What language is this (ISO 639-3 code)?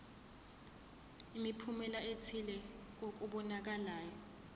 zul